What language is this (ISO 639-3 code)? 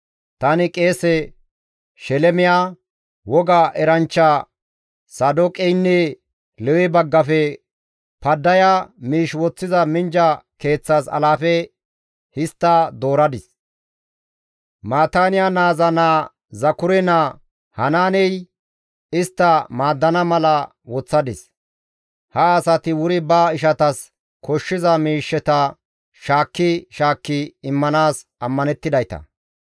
gmv